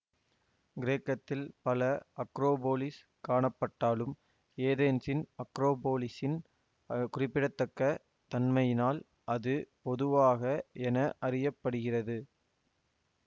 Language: Tamil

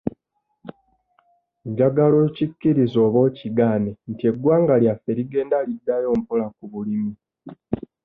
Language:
Ganda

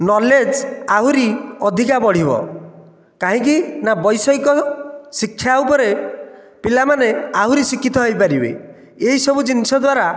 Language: Odia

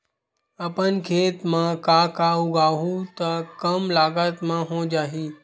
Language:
Chhattisgarhi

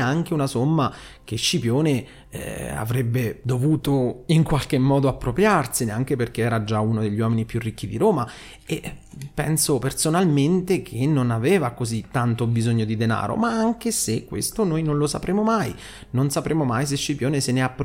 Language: Italian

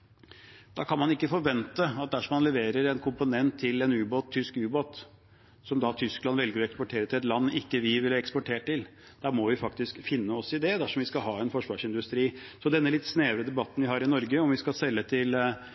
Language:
Norwegian Bokmål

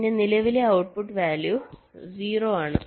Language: Malayalam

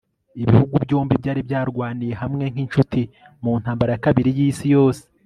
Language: Kinyarwanda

